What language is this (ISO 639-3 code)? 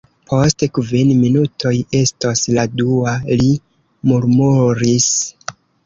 epo